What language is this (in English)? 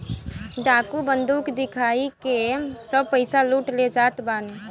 Bhojpuri